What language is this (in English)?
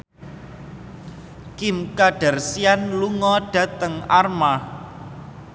Javanese